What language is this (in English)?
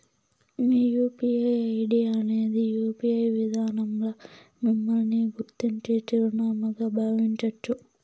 Telugu